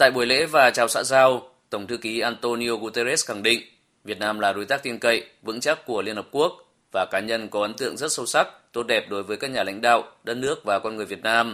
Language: Vietnamese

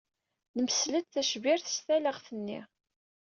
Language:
Kabyle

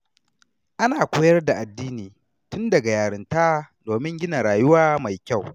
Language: Hausa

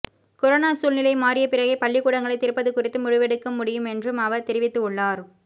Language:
Tamil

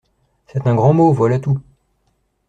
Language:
French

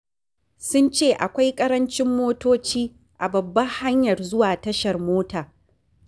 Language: Hausa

